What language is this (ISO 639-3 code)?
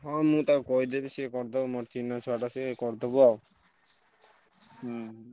ori